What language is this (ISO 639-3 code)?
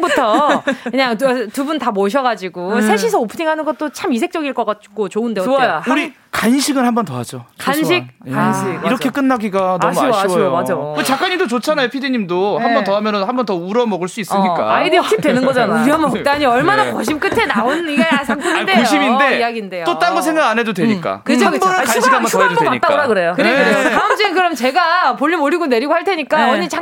kor